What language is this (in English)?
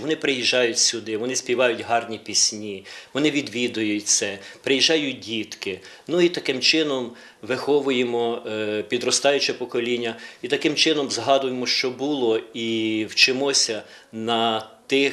Ukrainian